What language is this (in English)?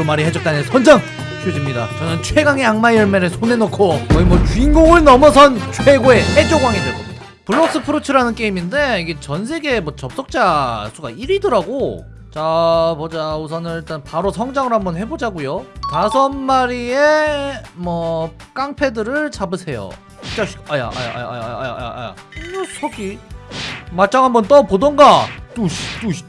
Korean